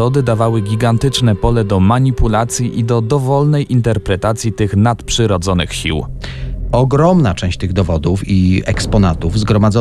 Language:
Polish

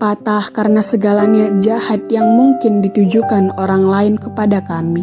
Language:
Indonesian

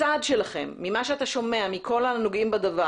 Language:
Hebrew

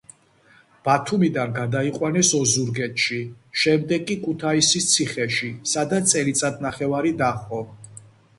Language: Georgian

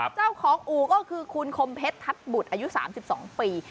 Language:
Thai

